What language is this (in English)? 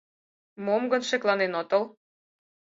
Mari